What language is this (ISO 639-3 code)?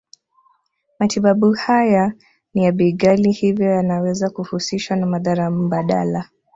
swa